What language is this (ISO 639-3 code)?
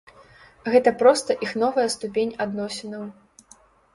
bel